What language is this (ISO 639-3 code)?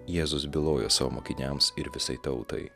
lit